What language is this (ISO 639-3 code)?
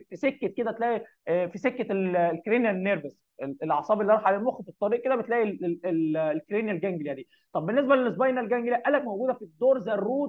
ara